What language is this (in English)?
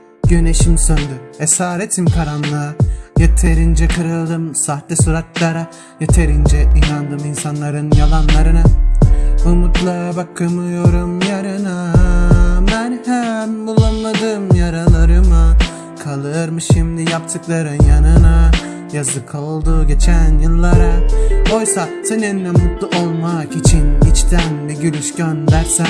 Turkish